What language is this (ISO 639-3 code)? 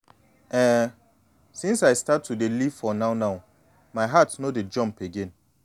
pcm